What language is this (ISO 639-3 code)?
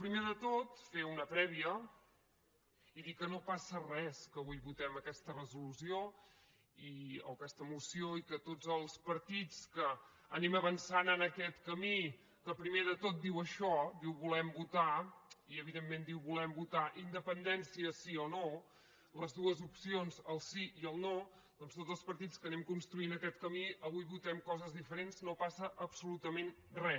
cat